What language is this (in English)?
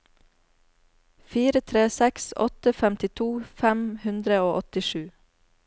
Norwegian